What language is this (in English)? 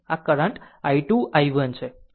Gujarati